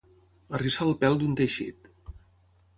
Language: Catalan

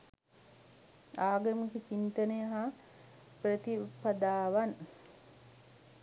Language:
Sinhala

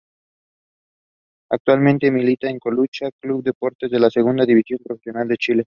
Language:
Spanish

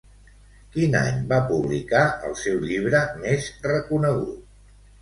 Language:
Catalan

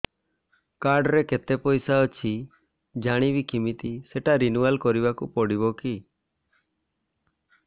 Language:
Odia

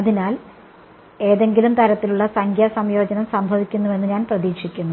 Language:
Malayalam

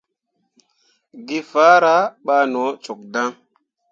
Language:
Mundang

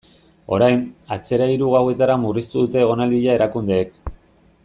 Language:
Basque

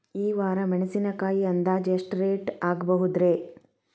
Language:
Kannada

